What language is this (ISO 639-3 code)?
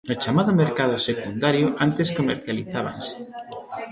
glg